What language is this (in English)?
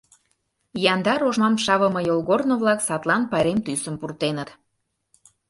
Mari